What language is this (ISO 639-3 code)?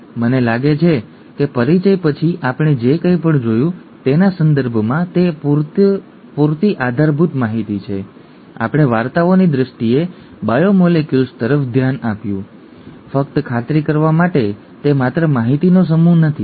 guj